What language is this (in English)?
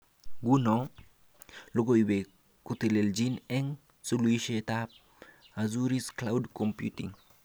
Kalenjin